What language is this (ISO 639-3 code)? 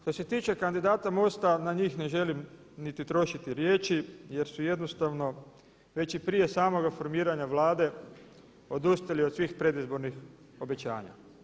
hrv